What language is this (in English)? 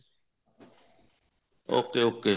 Punjabi